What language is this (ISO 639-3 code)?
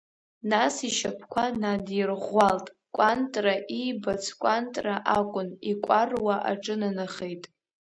abk